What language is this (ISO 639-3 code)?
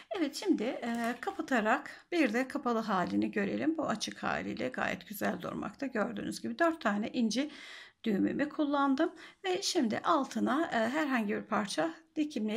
tur